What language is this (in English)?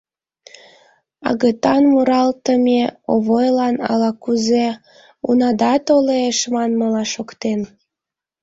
Mari